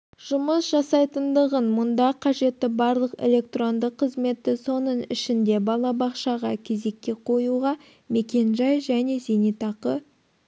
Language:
Kazakh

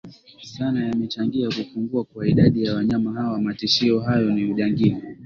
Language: Swahili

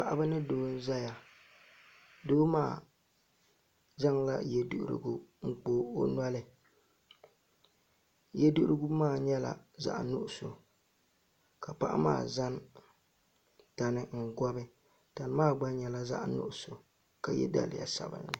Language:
Dagbani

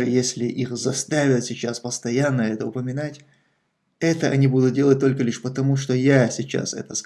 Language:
Russian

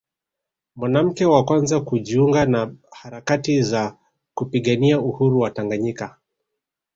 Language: Swahili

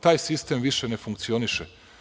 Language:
Serbian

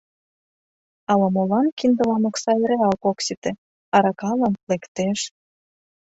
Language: Mari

